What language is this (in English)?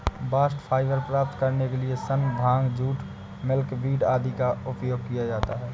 Hindi